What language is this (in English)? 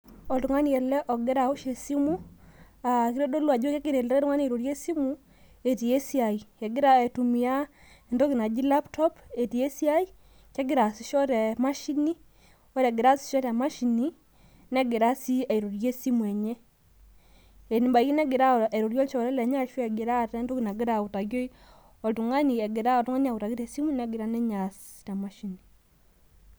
Masai